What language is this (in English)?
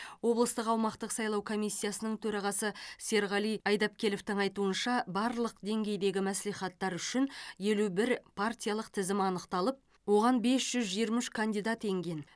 Kazakh